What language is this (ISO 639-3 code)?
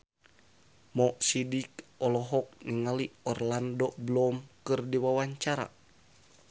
sun